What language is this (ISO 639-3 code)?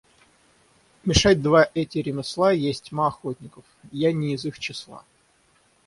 rus